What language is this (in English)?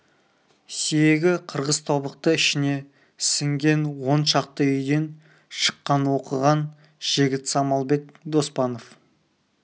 Kazakh